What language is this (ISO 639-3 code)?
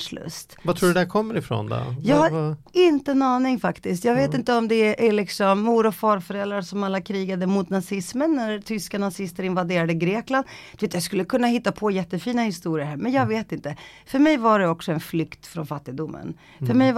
swe